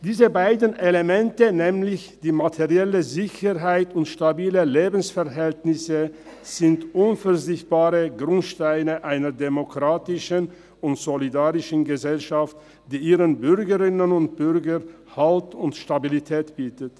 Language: Swiss German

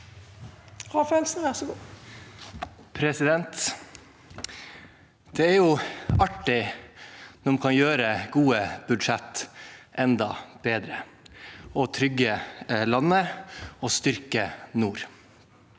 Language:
Norwegian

